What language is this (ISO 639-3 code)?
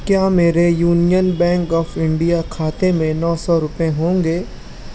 urd